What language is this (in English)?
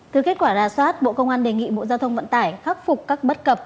Vietnamese